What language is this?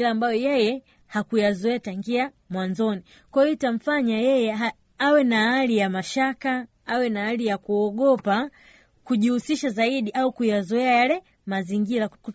Swahili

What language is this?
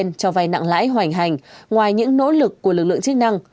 Vietnamese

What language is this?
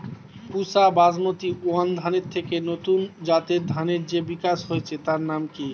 Bangla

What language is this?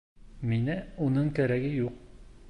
Bashkir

